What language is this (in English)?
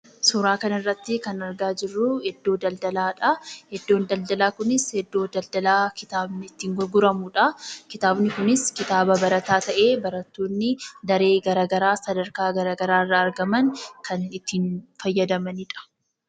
Oromo